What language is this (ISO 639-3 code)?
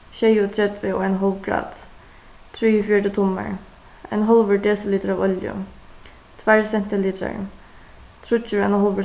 fao